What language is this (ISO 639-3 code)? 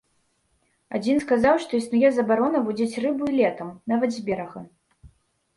bel